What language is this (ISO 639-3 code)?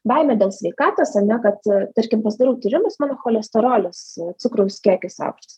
lit